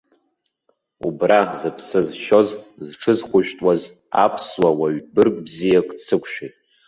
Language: Abkhazian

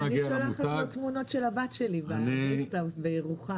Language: Hebrew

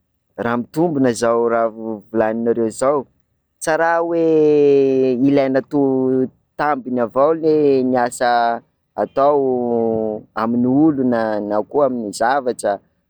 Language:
Sakalava Malagasy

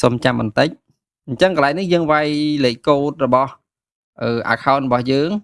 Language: Vietnamese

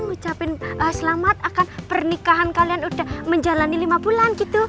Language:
Indonesian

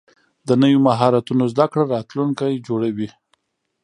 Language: Pashto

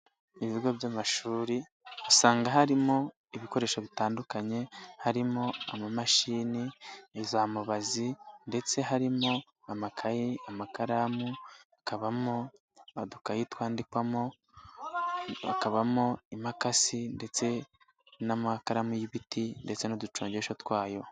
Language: Kinyarwanda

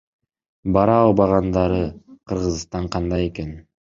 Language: Kyrgyz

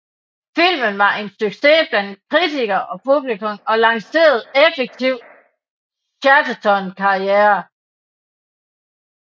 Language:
Danish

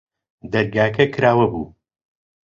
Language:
Central Kurdish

